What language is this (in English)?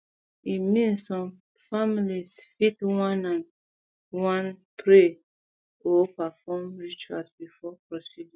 Nigerian Pidgin